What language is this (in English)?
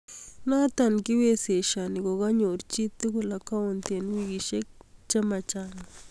Kalenjin